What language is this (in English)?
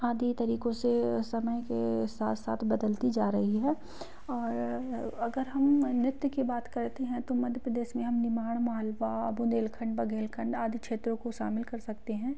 Hindi